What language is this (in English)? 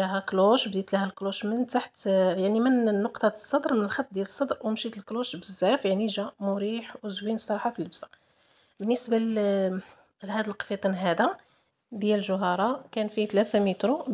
Arabic